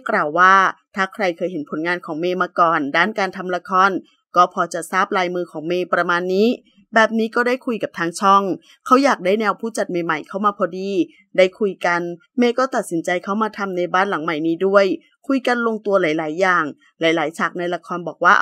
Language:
Thai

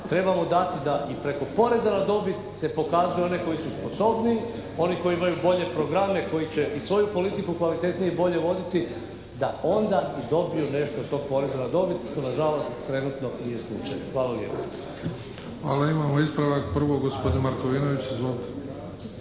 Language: Croatian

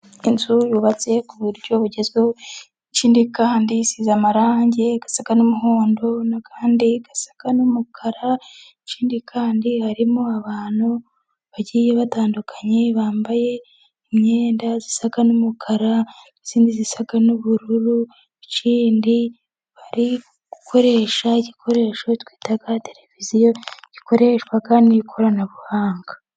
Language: Kinyarwanda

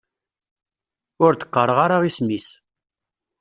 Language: Kabyle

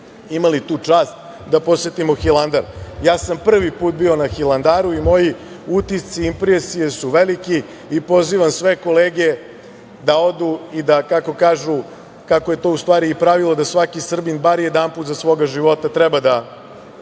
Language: Serbian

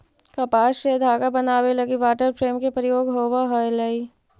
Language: Magahi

